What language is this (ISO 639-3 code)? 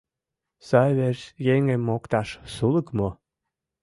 chm